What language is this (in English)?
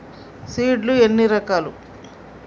Telugu